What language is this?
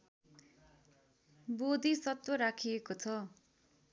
Nepali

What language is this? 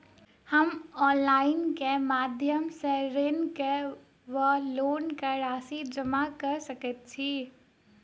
Maithili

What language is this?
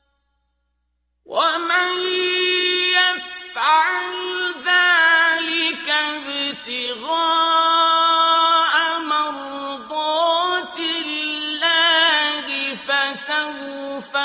Arabic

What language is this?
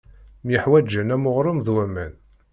Kabyle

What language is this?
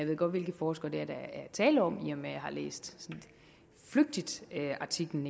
Danish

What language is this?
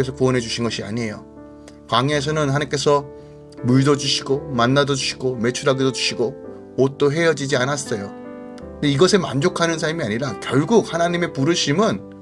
Korean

